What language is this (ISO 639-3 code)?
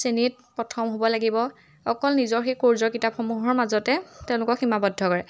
asm